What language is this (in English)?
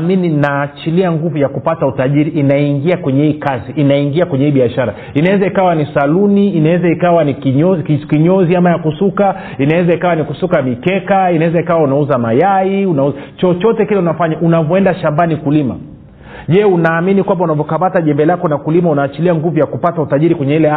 Swahili